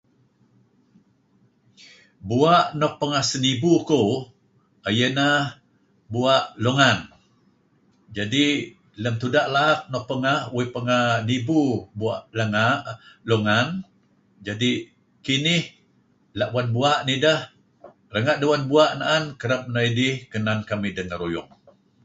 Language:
Kelabit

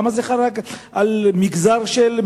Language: Hebrew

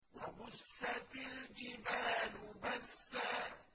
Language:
Arabic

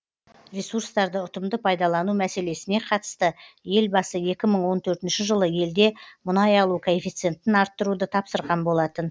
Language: Kazakh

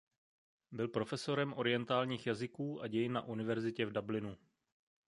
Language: Czech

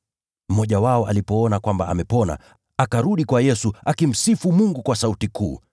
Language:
Swahili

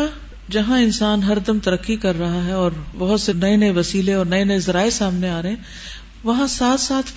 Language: Urdu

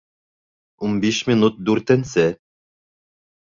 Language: Bashkir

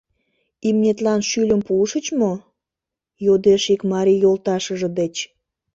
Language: Mari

